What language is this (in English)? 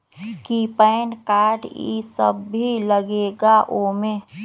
Magahi